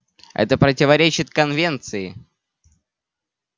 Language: Russian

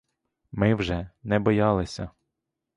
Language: Ukrainian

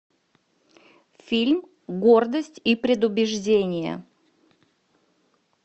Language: Russian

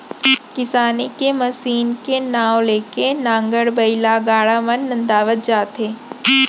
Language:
Chhattisgarhi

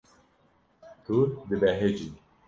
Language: Kurdish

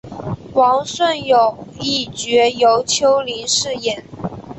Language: Chinese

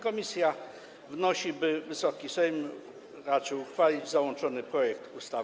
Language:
Polish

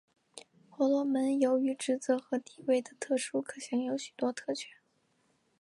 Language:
Chinese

